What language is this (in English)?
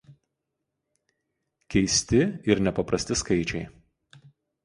Lithuanian